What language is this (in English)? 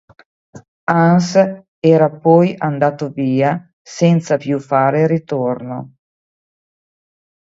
Italian